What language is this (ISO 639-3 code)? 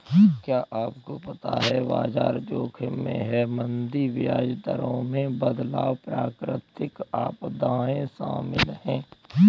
hin